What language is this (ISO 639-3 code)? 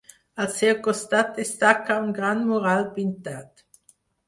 cat